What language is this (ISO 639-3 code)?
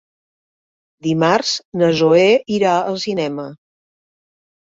cat